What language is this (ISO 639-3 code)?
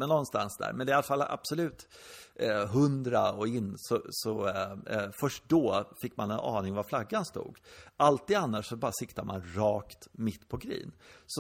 swe